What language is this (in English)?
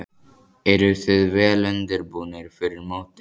Icelandic